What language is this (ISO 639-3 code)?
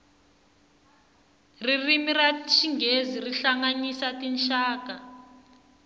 tso